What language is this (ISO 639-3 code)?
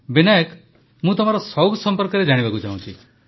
ori